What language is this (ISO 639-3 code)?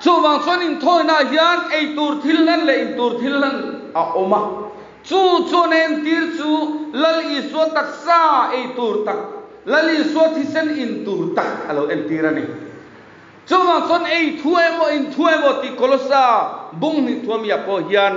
tha